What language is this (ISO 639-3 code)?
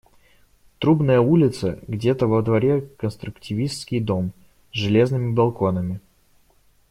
rus